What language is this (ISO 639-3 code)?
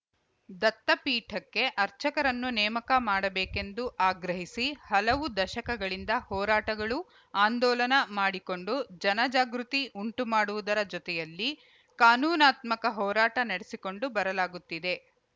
kan